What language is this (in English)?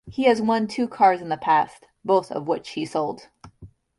English